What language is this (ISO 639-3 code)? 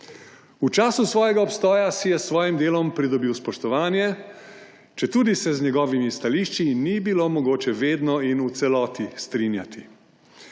slv